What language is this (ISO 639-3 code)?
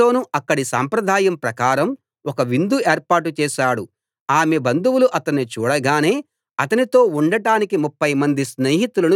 tel